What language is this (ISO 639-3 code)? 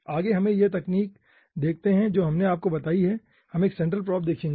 hin